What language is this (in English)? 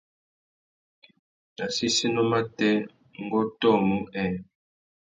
Tuki